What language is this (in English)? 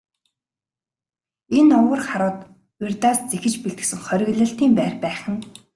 Mongolian